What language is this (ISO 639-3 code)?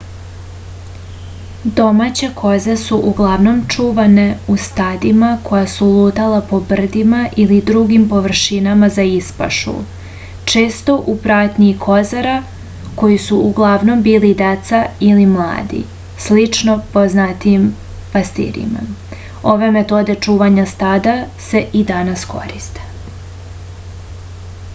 srp